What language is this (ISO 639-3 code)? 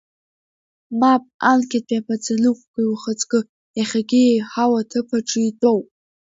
abk